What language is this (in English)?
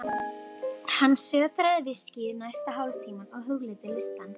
Icelandic